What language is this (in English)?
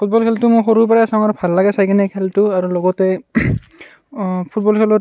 Assamese